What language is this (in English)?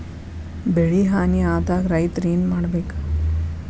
Kannada